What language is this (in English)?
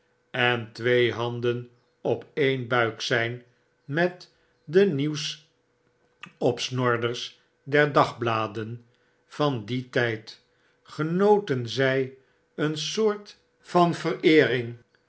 Dutch